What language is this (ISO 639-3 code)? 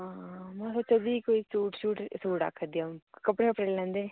doi